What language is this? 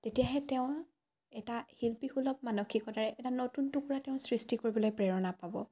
Assamese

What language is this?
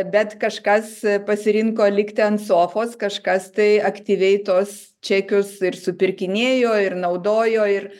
Lithuanian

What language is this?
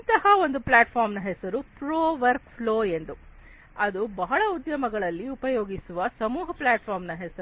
Kannada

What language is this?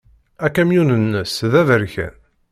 Kabyle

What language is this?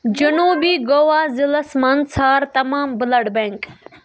Kashmiri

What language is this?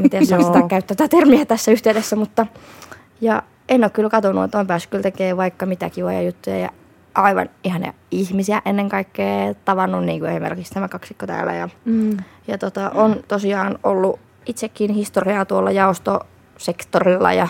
Finnish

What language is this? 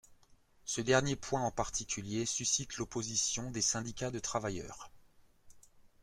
French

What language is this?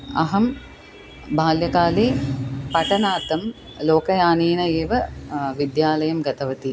Sanskrit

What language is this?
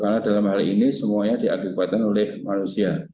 Indonesian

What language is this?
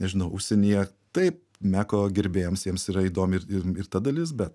Lithuanian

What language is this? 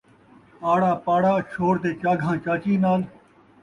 Saraiki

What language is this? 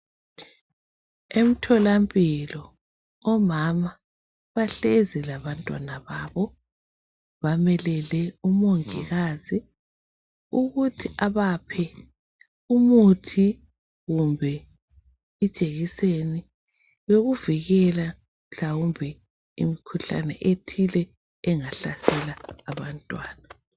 North Ndebele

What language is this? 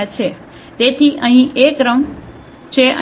Gujarati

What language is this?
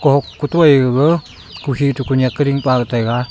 Wancho Naga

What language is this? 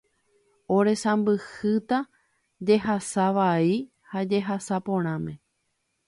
Guarani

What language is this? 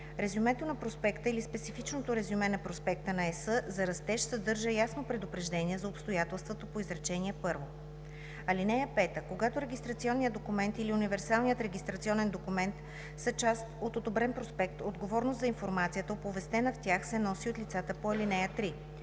Bulgarian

